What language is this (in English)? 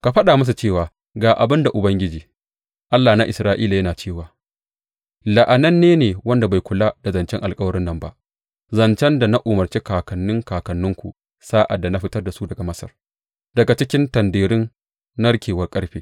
Hausa